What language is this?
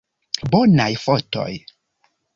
Esperanto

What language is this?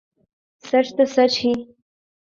Urdu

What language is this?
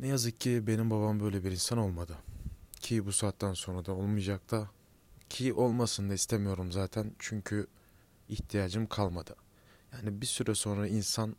Turkish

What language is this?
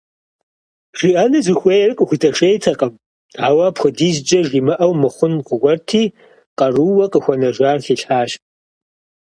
Kabardian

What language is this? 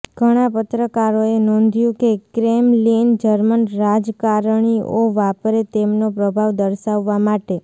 Gujarati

